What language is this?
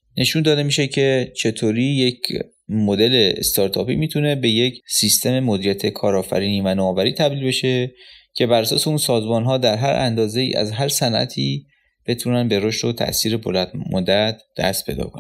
Persian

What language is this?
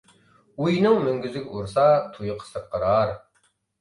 Uyghur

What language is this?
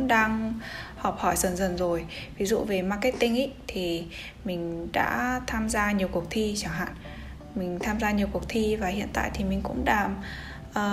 Vietnamese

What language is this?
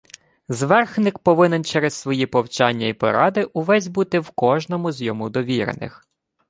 Ukrainian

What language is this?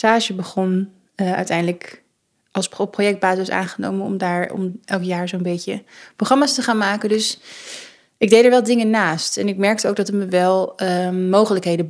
Dutch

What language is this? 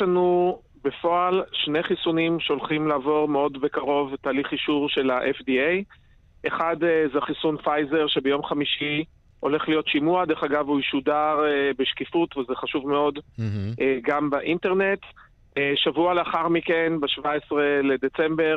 Hebrew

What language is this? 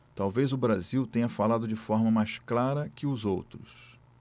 Portuguese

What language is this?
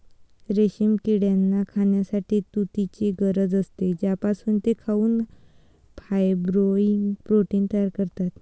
Marathi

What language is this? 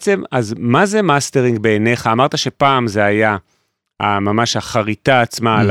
Hebrew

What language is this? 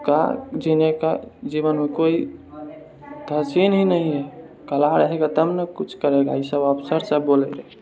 Maithili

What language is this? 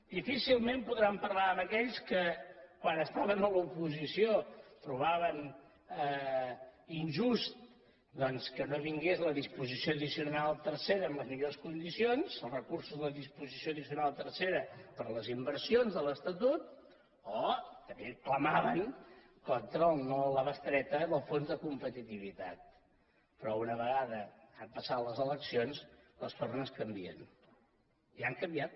Catalan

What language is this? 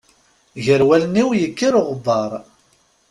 Kabyle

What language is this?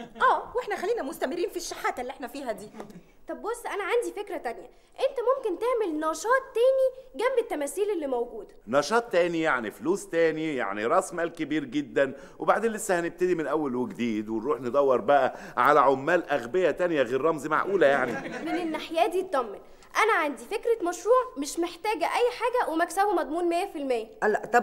Arabic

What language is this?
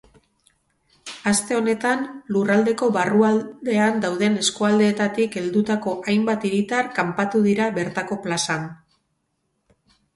Basque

